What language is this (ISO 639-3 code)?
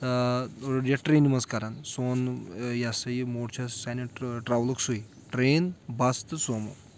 kas